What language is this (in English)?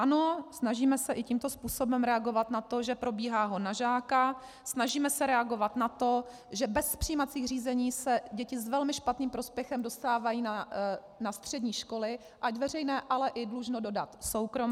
Czech